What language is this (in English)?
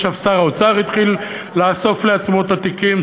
Hebrew